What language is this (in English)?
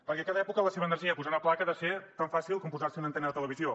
Catalan